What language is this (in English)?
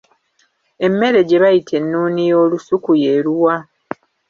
Ganda